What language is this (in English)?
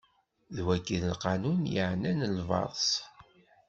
Kabyle